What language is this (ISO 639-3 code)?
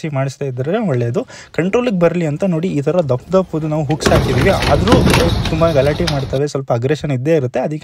ara